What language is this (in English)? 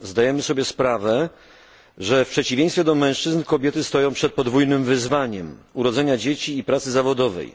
Polish